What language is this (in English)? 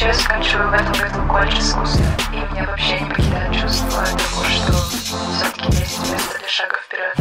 Russian